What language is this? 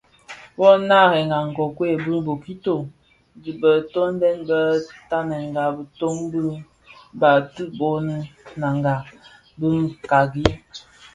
Bafia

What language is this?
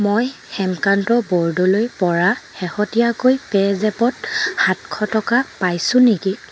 Assamese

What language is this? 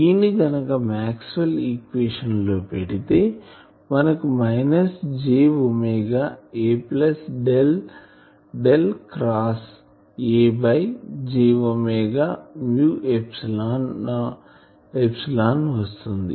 Telugu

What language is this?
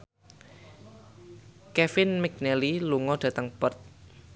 Javanese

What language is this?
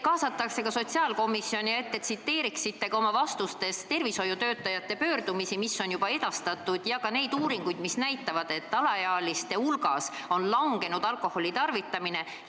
Estonian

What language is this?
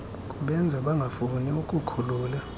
Xhosa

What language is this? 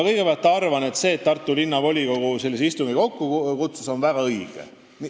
Estonian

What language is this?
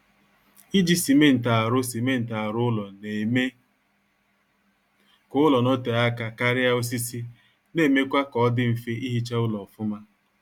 Igbo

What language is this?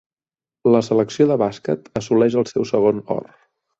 Catalan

